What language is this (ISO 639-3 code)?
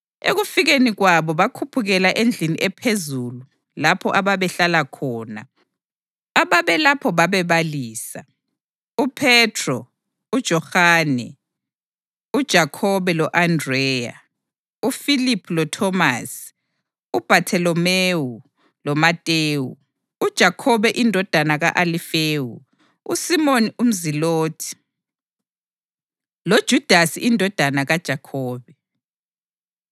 nde